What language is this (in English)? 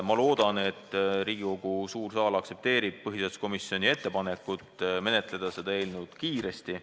Estonian